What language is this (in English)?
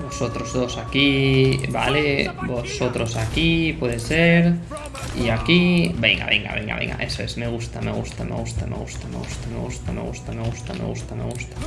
Spanish